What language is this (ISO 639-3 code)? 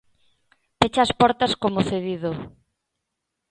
glg